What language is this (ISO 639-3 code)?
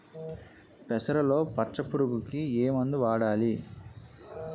tel